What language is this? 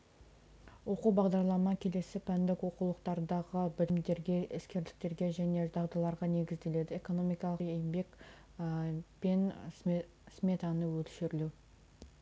Kazakh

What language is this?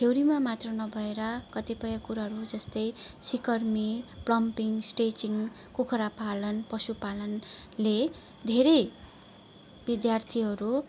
Nepali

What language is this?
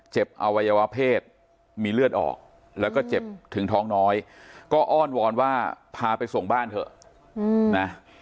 Thai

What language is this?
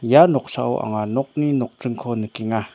Garo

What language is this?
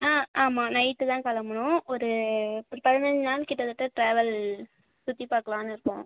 Tamil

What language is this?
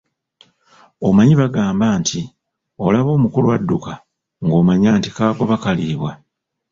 Ganda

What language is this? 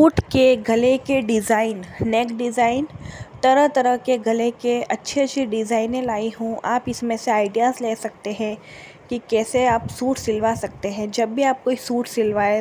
Hindi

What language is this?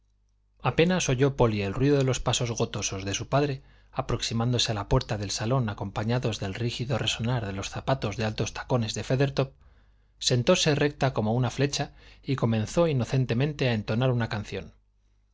Spanish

